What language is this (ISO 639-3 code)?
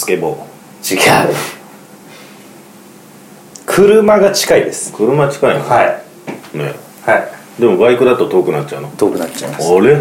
jpn